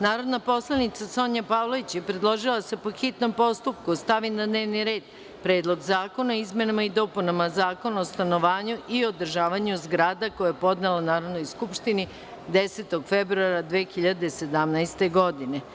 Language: Serbian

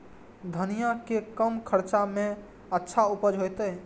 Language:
Maithili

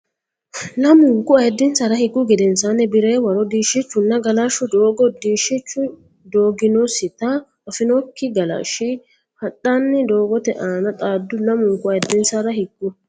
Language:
Sidamo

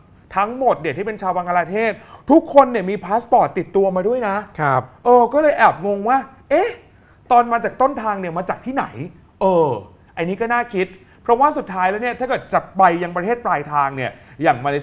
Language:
Thai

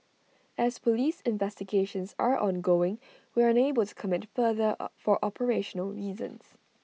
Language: English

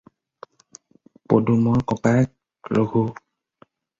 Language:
Assamese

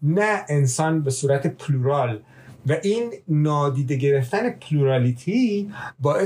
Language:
Persian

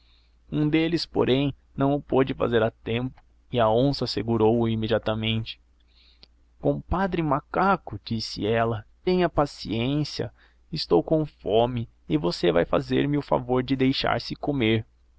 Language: Portuguese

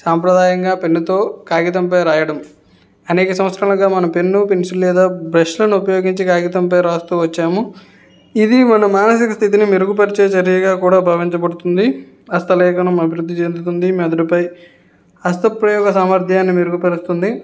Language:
Telugu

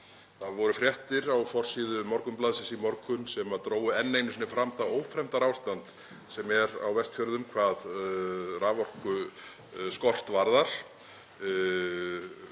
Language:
Icelandic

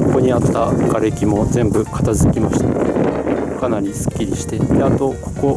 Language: Japanese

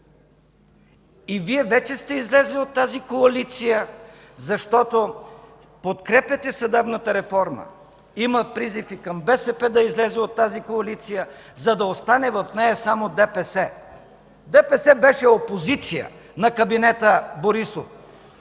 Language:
Bulgarian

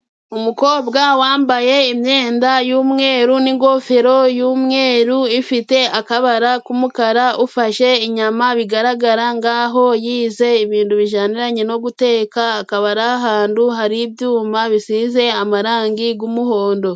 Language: Kinyarwanda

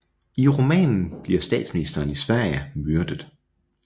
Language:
Danish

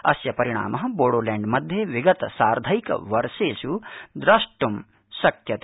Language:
Sanskrit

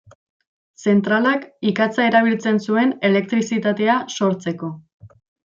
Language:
Basque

